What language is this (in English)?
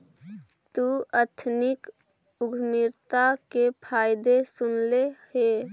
Magahi